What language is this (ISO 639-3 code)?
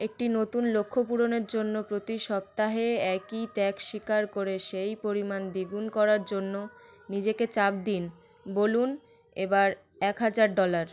ben